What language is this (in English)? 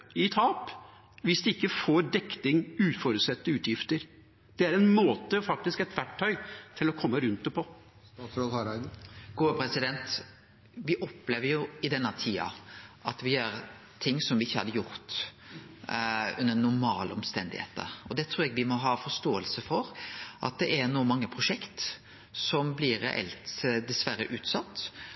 Norwegian